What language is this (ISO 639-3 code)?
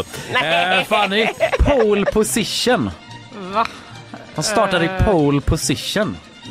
swe